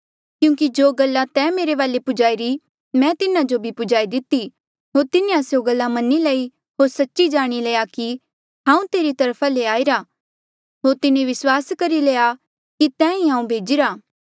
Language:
Mandeali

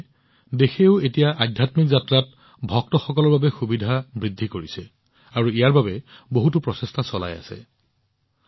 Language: Assamese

